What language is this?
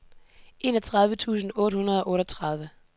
Danish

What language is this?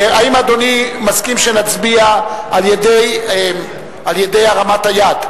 Hebrew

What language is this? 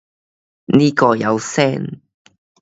Cantonese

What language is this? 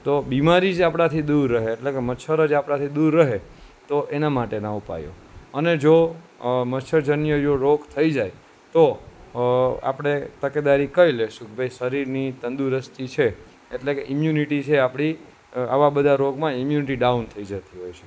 Gujarati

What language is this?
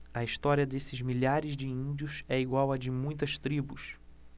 Portuguese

